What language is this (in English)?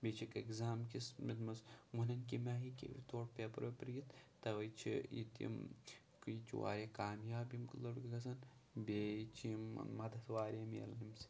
Kashmiri